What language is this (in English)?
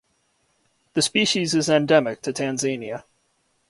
English